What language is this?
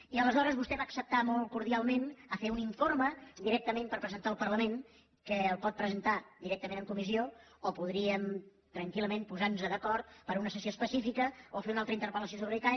Catalan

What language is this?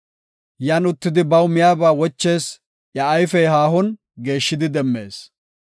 Gofa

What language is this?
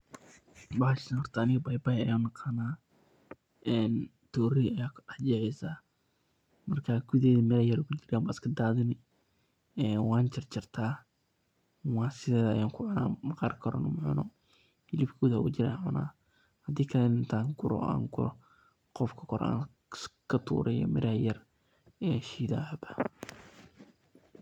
Somali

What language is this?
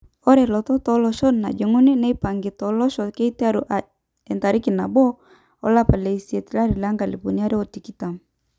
Masai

